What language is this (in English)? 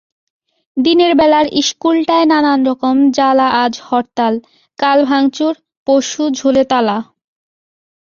Bangla